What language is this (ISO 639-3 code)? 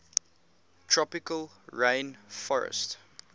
eng